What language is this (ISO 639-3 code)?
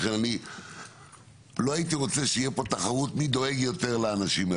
heb